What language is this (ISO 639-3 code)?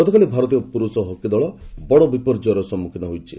ori